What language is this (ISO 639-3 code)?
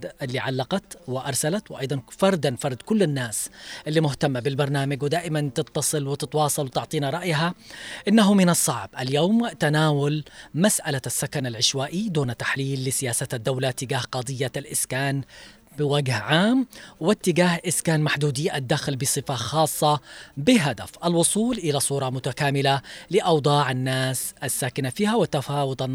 ara